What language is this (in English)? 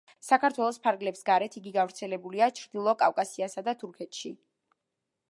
Georgian